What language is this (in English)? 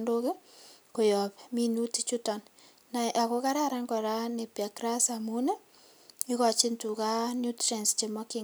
Kalenjin